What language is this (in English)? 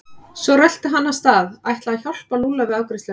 Icelandic